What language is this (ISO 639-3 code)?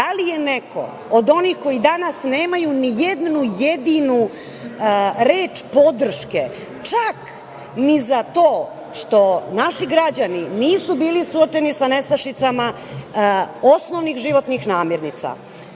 srp